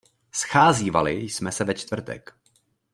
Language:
Czech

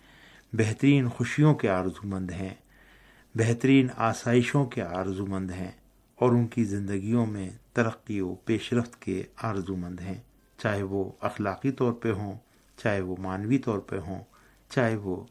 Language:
Urdu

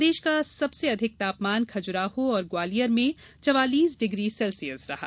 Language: Hindi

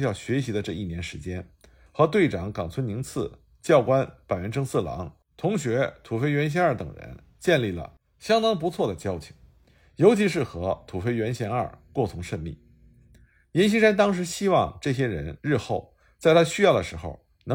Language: Chinese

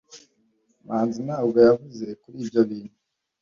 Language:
Kinyarwanda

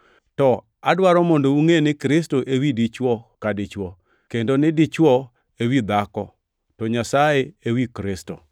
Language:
Luo (Kenya and Tanzania)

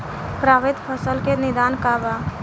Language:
Bhojpuri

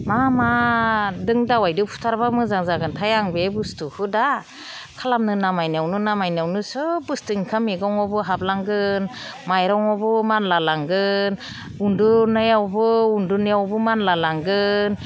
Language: Bodo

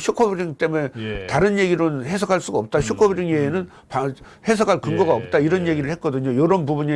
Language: Korean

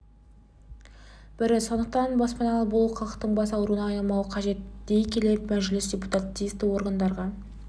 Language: Kazakh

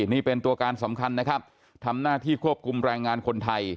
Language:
Thai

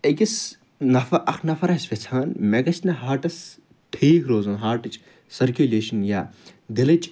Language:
Kashmiri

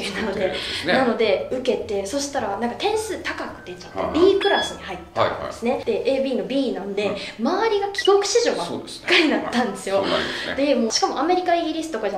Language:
Japanese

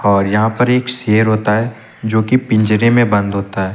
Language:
Hindi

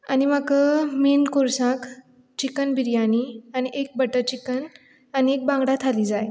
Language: Konkani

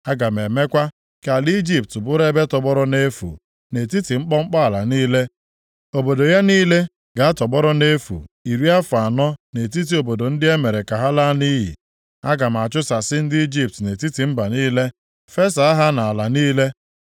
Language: Igbo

